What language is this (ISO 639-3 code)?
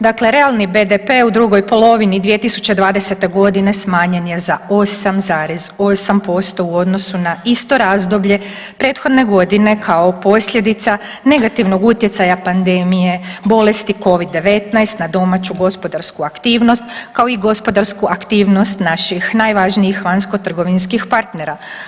hrv